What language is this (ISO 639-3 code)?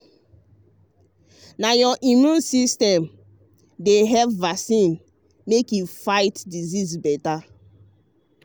pcm